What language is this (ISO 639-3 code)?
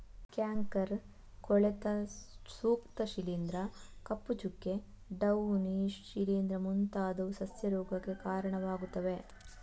kan